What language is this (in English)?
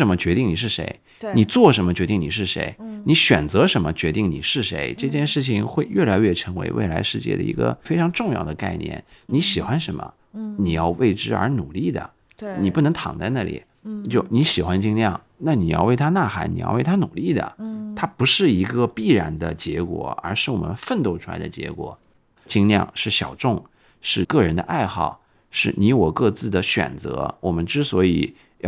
Chinese